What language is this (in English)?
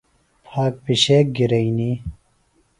Phalura